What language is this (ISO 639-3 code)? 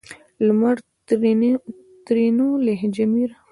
pus